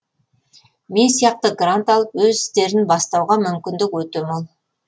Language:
Kazakh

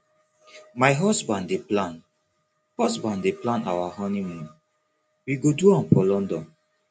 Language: Nigerian Pidgin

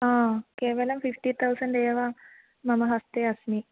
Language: Sanskrit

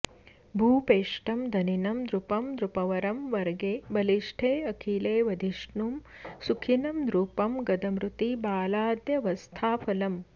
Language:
Sanskrit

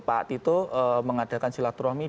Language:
Indonesian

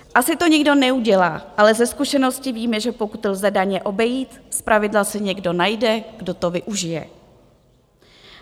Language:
Czech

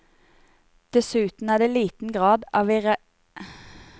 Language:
Norwegian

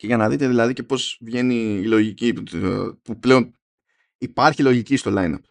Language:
Greek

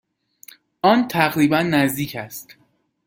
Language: Persian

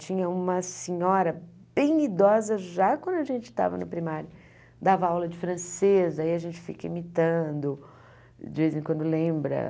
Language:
Portuguese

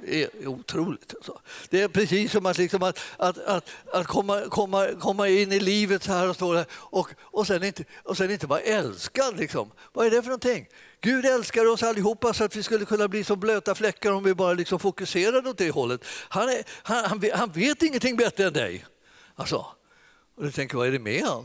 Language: Swedish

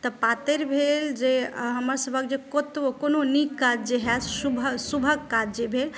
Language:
Maithili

